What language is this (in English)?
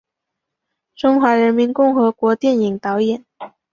Chinese